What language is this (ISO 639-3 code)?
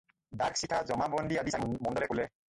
asm